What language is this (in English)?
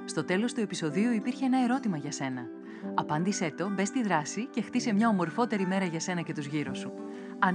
Greek